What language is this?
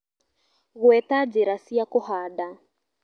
Kikuyu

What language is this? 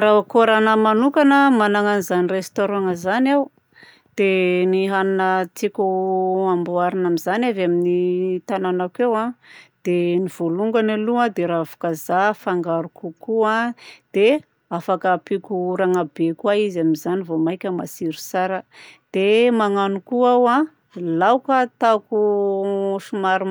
Southern Betsimisaraka Malagasy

